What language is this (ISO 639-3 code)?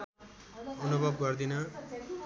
nep